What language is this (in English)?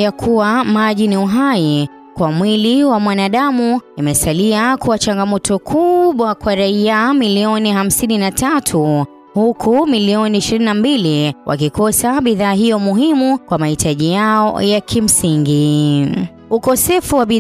Swahili